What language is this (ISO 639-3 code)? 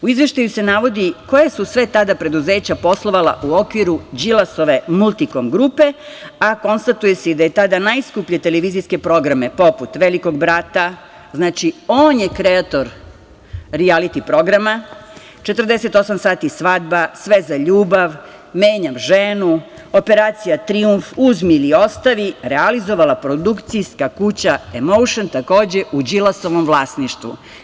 srp